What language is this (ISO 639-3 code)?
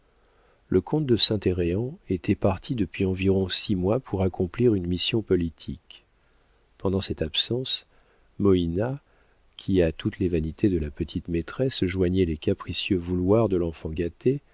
fra